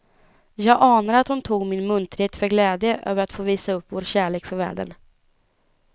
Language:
Swedish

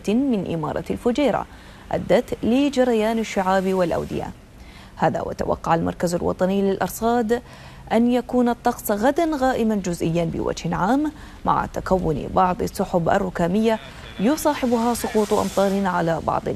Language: Arabic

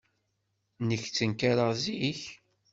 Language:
Kabyle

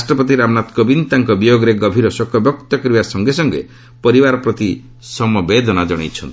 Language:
Odia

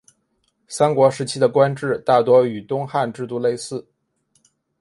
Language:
Chinese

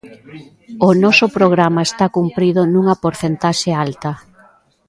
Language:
Galician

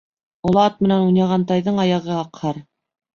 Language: Bashkir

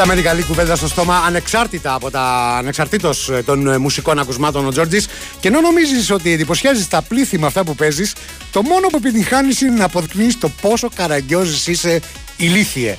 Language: Greek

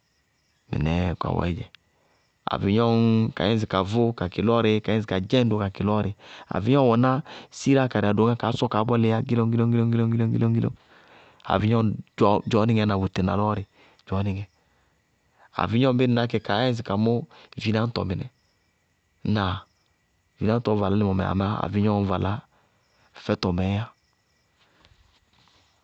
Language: Bago-Kusuntu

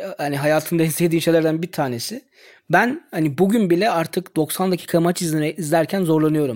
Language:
Turkish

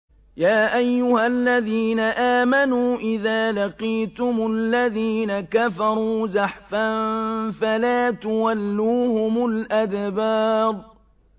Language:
Arabic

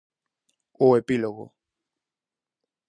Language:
Galician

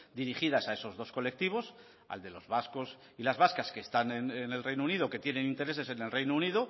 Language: Spanish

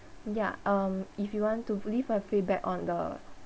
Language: English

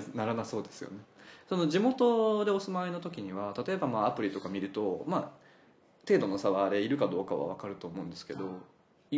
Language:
Japanese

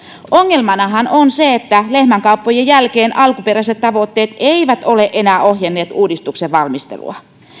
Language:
Finnish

